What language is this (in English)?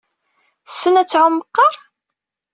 Kabyle